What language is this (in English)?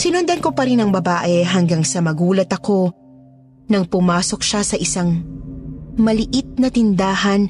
Filipino